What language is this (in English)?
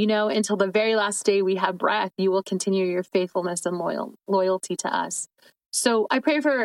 English